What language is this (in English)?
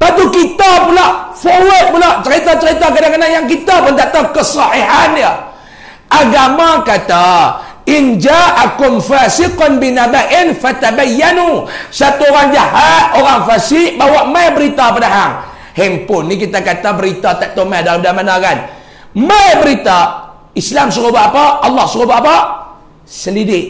Malay